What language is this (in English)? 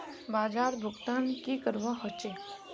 Magahi